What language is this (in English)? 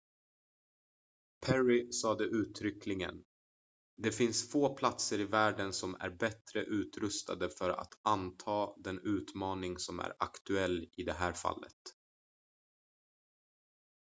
Swedish